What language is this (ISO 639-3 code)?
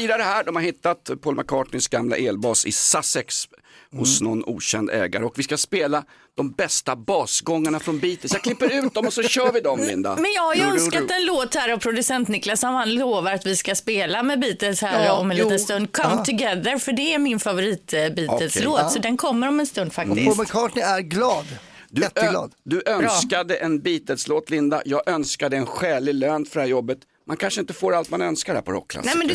swe